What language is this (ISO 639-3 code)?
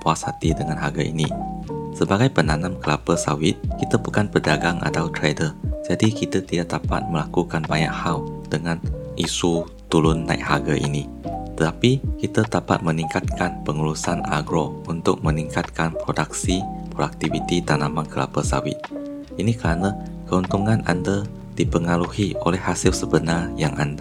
msa